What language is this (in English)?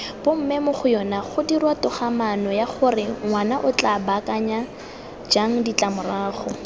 Tswana